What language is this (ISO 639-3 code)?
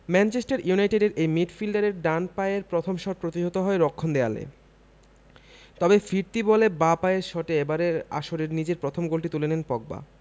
ben